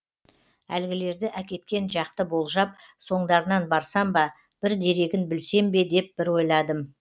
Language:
Kazakh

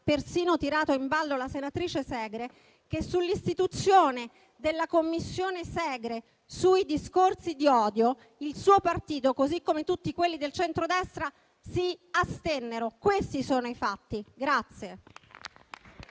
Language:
Italian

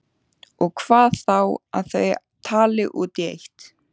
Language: Icelandic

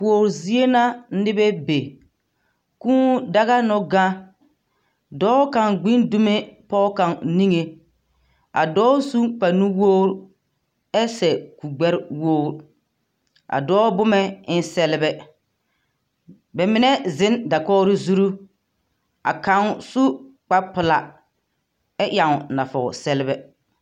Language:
Southern Dagaare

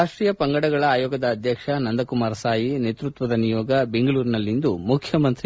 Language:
Kannada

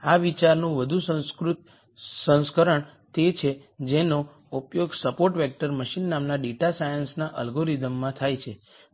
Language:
Gujarati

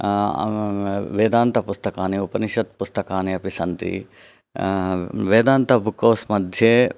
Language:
Sanskrit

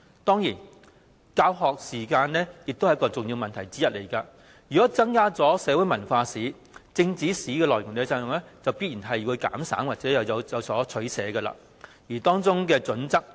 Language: Cantonese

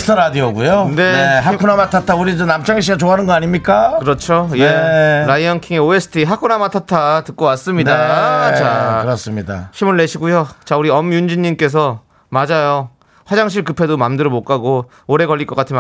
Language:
Korean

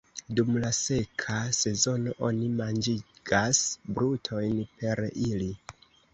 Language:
Esperanto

